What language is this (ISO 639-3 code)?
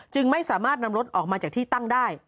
tha